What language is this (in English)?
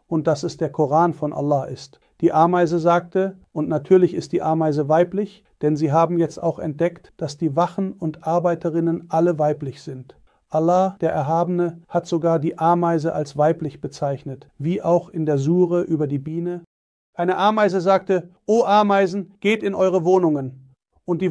German